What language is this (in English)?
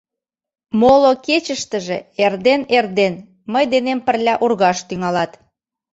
Mari